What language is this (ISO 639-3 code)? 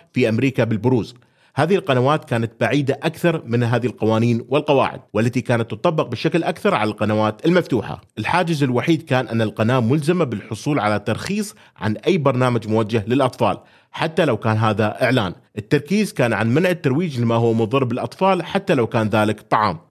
ara